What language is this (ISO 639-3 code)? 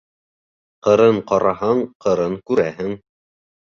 bak